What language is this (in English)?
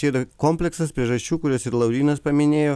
Lithuanian